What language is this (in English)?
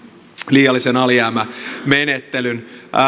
Finnish